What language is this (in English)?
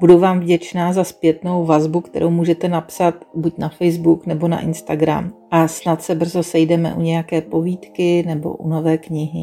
Czech